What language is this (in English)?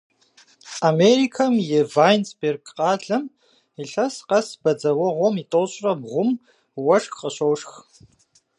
Kabardian